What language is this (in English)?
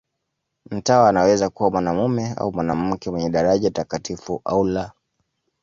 Swahili